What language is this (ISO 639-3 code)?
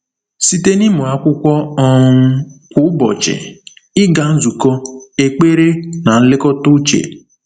ibo